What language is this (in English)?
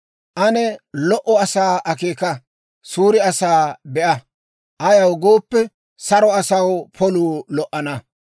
Dawro